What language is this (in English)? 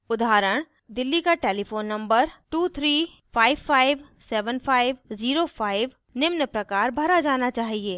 Hindi